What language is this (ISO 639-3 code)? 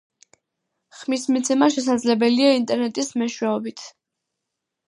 kat